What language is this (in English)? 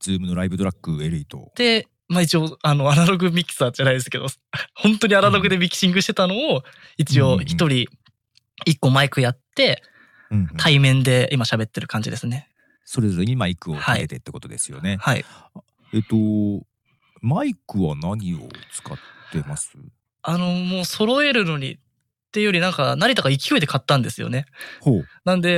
Japanese